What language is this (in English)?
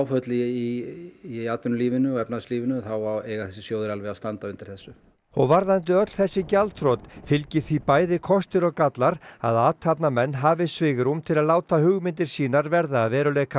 Icelandic